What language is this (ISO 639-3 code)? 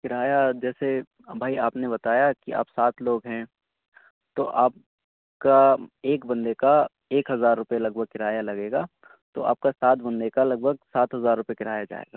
urd